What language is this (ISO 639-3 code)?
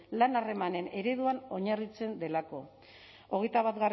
eus